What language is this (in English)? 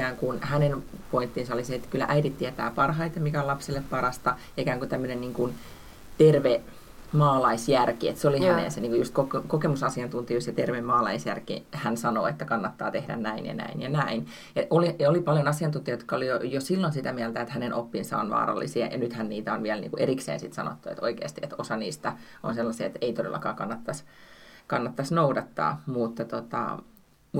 Finnish